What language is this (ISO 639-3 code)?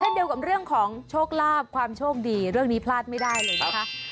tha